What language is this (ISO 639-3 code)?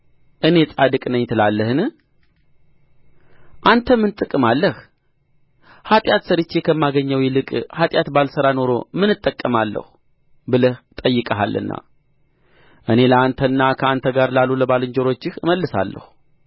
amh